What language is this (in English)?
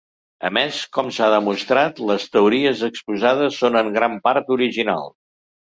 Catalan